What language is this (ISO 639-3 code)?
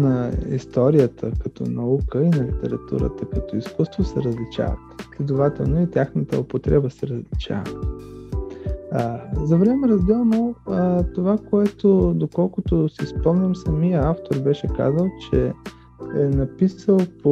bul